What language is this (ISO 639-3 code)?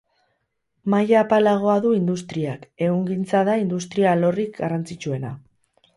eus